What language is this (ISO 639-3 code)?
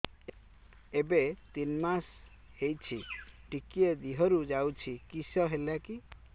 ori